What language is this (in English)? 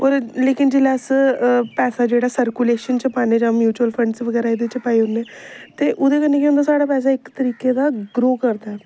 Dogri